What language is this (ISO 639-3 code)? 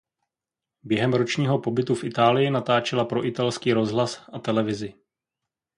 ces